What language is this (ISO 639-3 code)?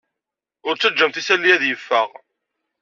kab